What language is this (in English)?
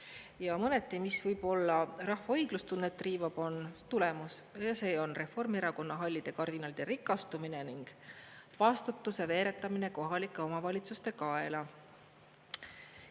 Estonian